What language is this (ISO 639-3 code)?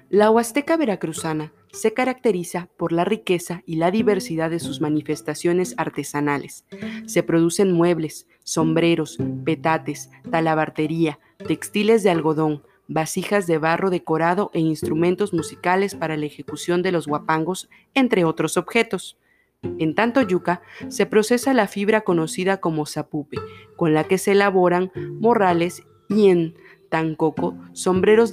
spa